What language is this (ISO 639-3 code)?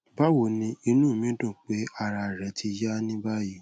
yor